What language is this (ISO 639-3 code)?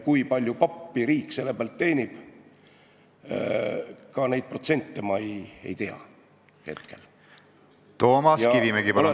est